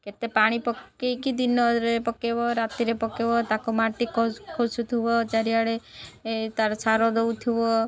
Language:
Odia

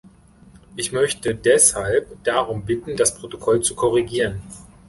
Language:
German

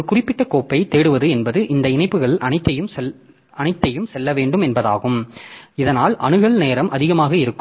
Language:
Tamil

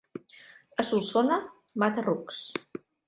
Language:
Catalan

